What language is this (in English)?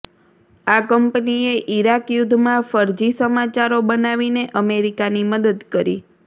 Gujarati